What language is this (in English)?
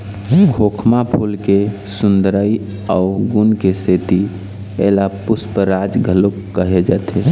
Chhattisgarhi